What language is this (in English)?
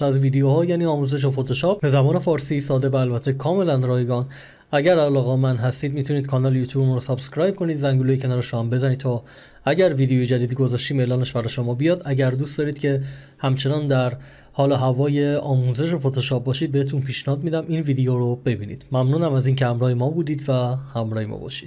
Persian